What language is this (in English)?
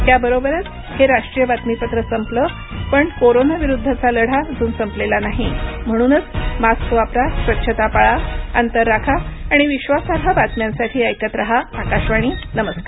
Marathi